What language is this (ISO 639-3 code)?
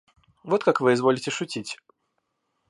rus